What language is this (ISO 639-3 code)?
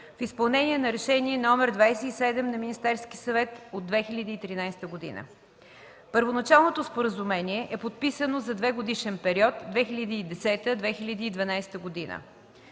bul